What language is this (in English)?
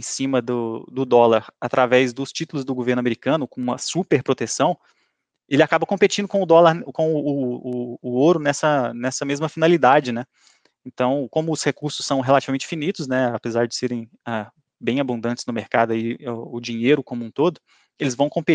Portuguese